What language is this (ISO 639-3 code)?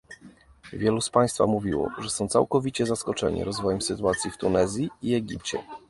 pol